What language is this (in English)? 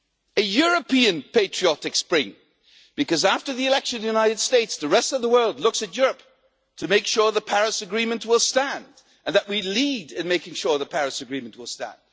English